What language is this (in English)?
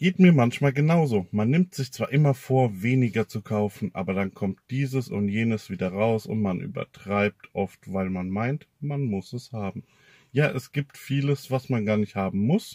German